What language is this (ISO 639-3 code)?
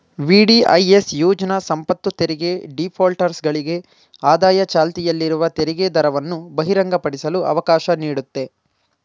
kan